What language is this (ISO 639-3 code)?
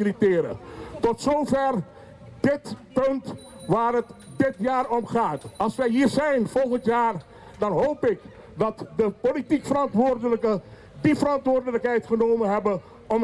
nld